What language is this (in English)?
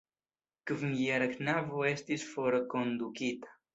Esperanto